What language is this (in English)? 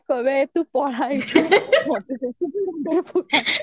Odia